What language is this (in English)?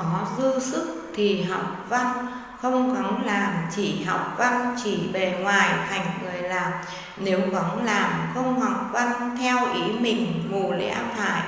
Vietnamese